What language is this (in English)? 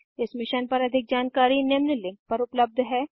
Hindi